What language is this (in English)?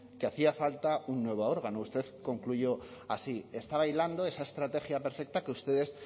Spanish